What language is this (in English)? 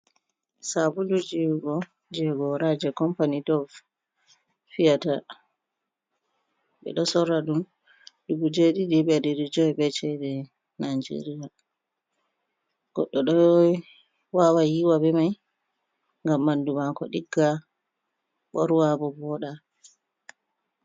Fula